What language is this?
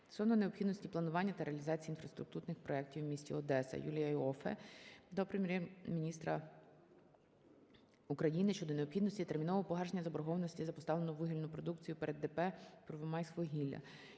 Ukrainian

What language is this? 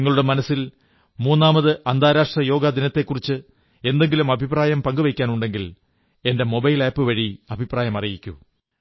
Malayalam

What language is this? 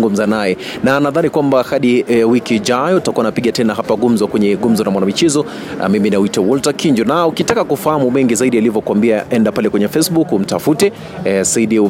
Swahili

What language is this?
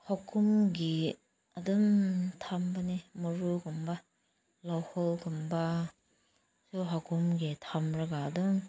Manipuri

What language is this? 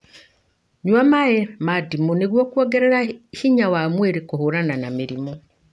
Kikuyu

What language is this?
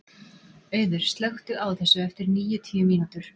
Icelandic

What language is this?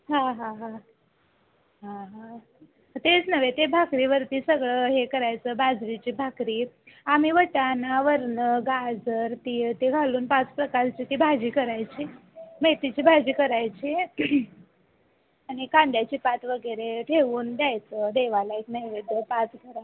Marathi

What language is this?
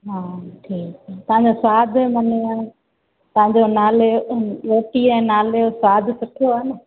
Sindhi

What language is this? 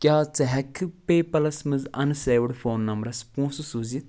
Kashmiri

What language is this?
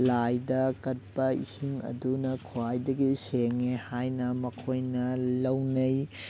Manipuri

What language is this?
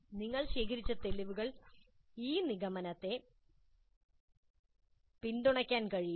Malayalam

